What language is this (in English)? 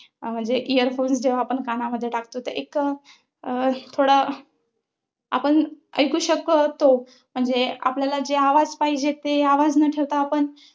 Marathi